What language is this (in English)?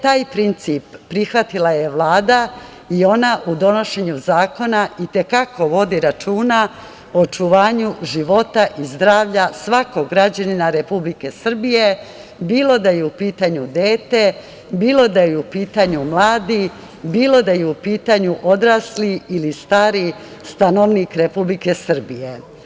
Serbian